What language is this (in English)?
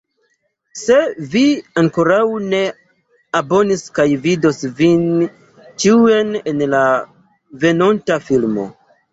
Esperanto